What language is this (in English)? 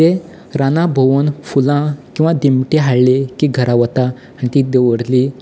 Konkani